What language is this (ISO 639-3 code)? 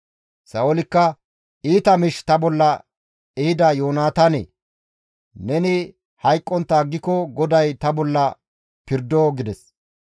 gmv